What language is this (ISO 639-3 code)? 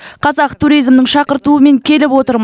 kaz